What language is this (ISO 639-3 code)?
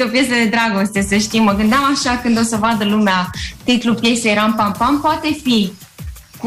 ron